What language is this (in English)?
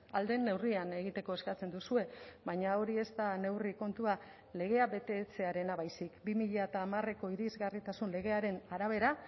Basque